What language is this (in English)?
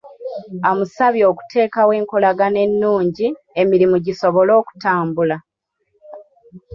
Ganda